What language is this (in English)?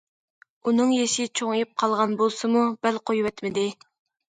Uyghur